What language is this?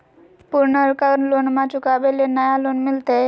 Magahi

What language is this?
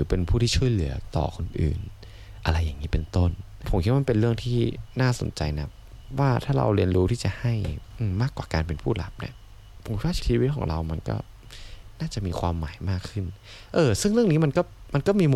Thai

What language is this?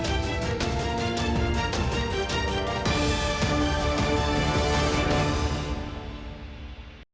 Ukrainian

